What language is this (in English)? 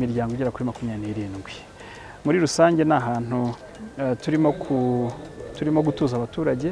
French